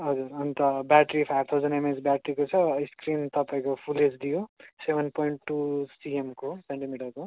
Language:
Nepali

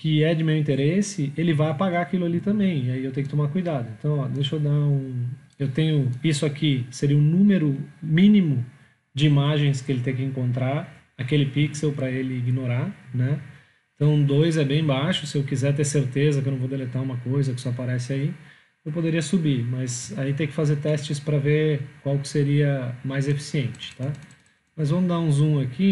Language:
Portuguese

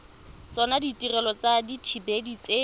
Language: Tswana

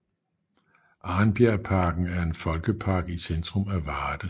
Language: Danish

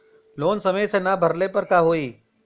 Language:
Bhojpuri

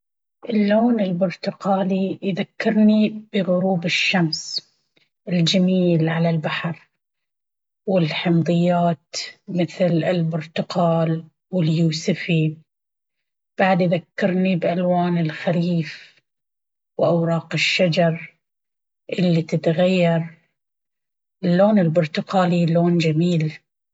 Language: Baharna Arabic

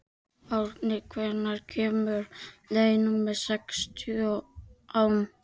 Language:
Icelandic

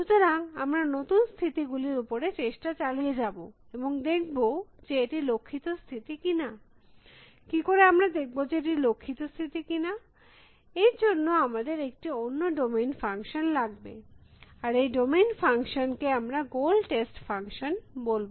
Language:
Bangla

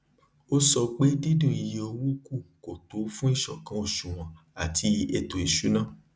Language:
Yoruba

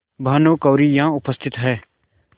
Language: Hindi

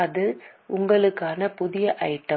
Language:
Tamil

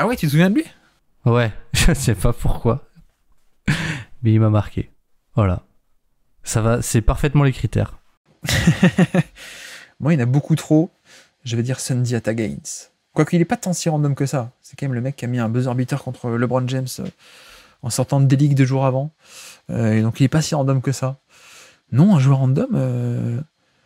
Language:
French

